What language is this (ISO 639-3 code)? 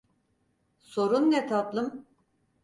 tur